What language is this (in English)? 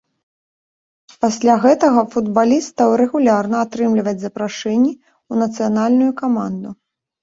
Belarusian